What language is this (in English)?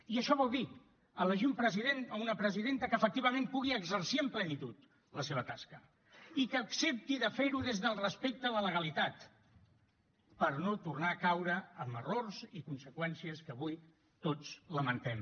Catalan